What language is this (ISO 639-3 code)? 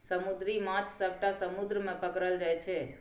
mai